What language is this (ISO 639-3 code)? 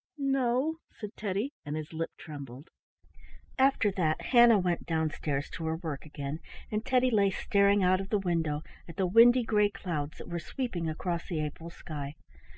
eng